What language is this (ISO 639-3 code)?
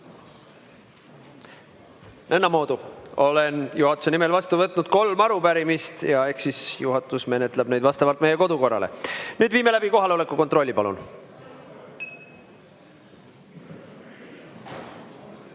est